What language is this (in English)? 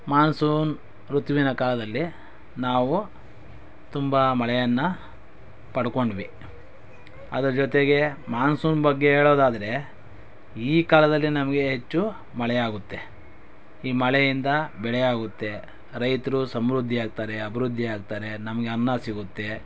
Kannada